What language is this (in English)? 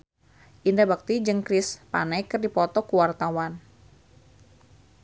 Sundanese